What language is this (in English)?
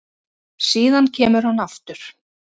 Icelandic